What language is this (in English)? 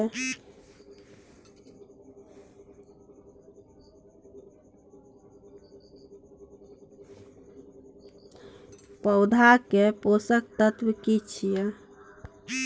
Maithili